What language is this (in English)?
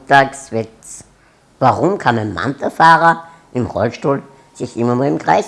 German